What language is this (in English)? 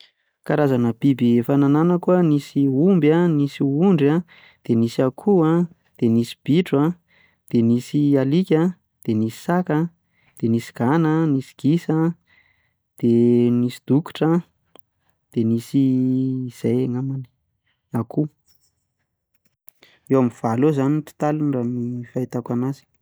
Malagasy